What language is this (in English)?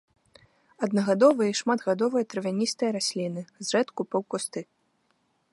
Belarusian